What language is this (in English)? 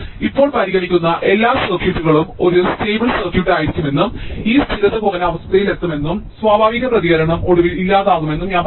Malayalam